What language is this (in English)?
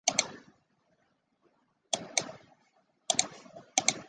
Chinese